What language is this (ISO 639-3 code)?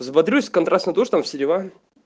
rus